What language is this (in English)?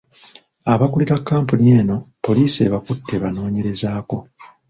Ganda